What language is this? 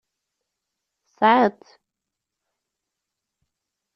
Kabyle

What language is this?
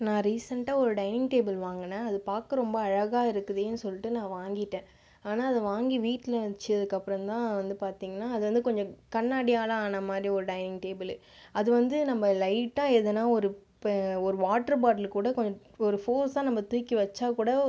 Tamil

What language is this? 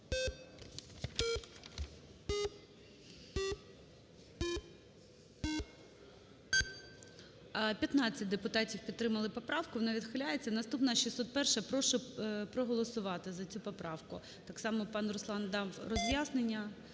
Ukrainian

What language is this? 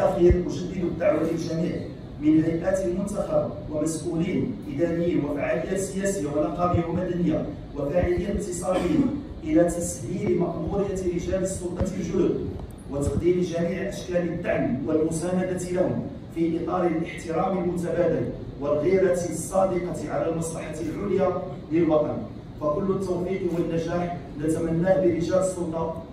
Arabic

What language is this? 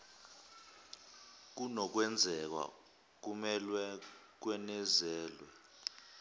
Zulu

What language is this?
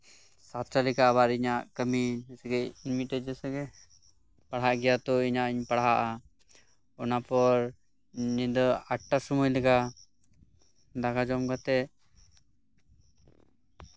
Santali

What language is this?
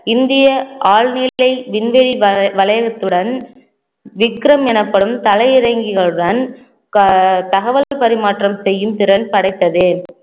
Tamil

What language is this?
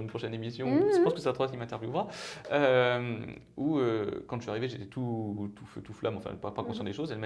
French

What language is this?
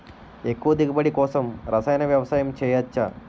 Telugu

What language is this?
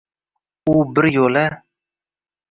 Uzbek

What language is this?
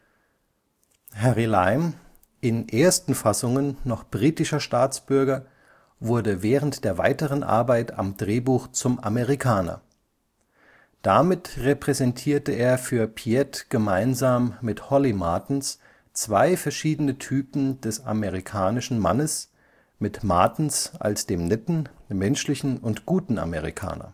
German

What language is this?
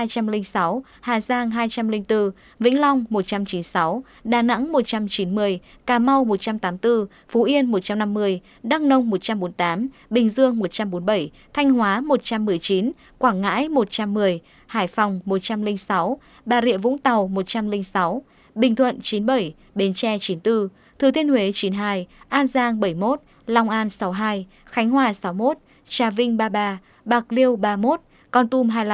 Vietnamese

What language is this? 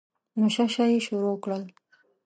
Pashto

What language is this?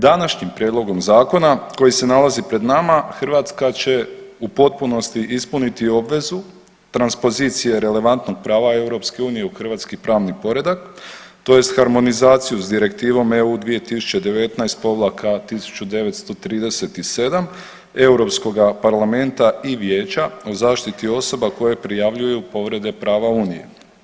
Croatian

